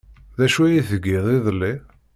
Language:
Kabyle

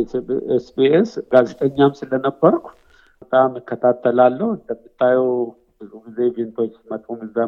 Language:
Amharic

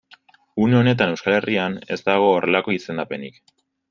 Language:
Basque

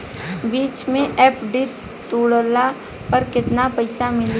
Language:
Bhojpuri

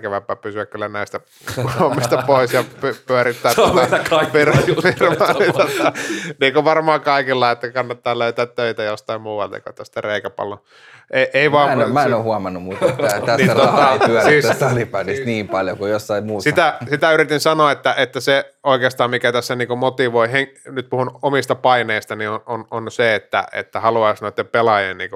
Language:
Finnish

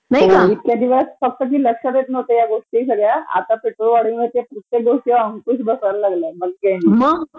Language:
Marathi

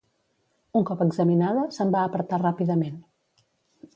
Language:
Catalan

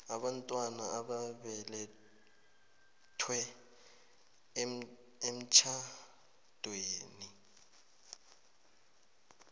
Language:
South Ndebele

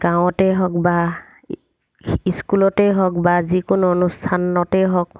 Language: Assamese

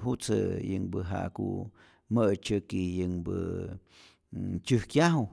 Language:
Rayón Zoque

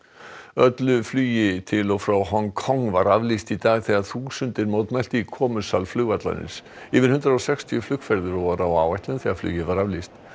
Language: Icelandic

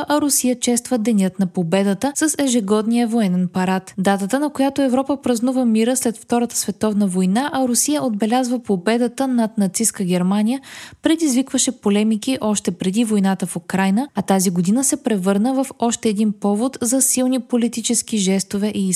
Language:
Bulgarian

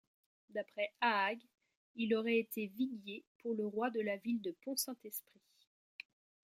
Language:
French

